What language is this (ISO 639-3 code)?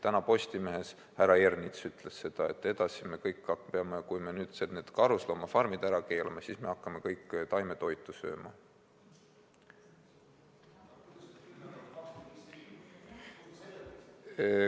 est